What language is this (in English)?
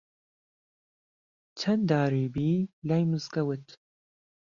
Central Kurdish